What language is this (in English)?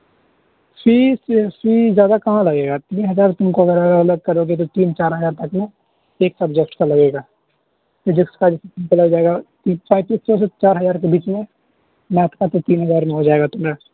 Urdu